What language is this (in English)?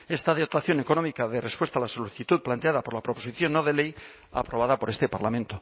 Spanish